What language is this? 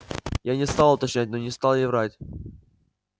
Russian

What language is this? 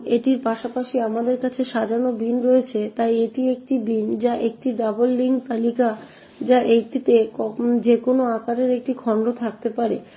Bangla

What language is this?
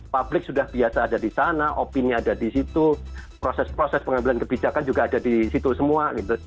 Indonesian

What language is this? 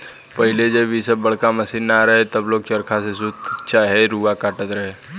Bhojpuri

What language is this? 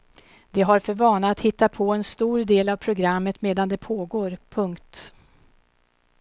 Swedish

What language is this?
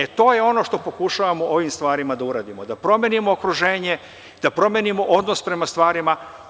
Serbian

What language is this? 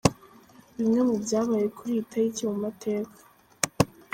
Kinyarwanda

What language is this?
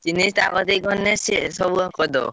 Odia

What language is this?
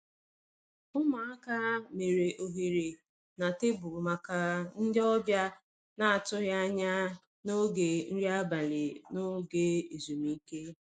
Igbo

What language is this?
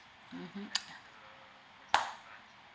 English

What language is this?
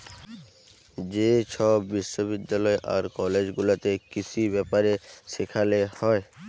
Bangla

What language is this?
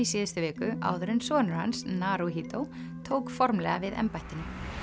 Icelandic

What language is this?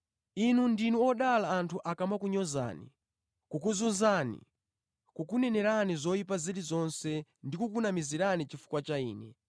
Nyanja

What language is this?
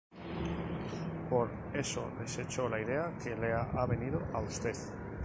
Spanish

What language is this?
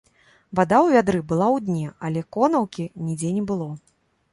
Belarusian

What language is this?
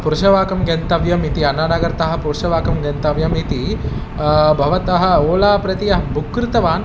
Sanskrit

